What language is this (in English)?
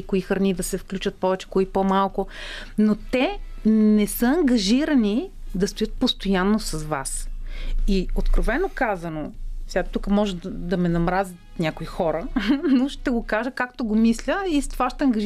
Bulgarian